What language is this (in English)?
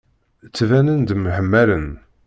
Kabyle